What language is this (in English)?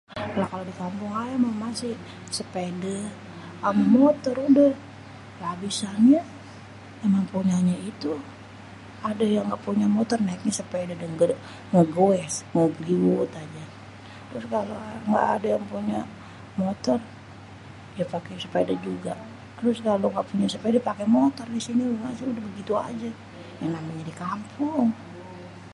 Betawi